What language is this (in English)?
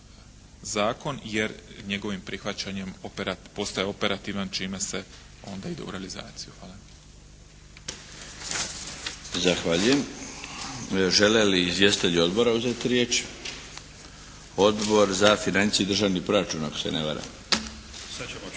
Croatian